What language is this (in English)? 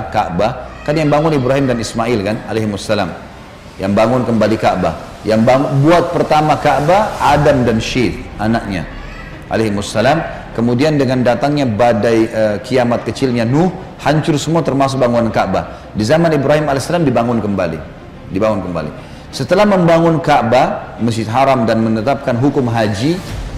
Indonesian